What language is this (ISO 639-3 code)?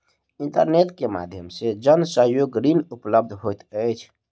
mai